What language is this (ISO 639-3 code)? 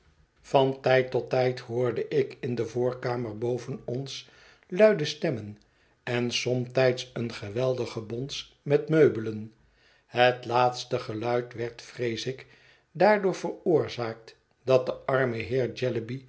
nld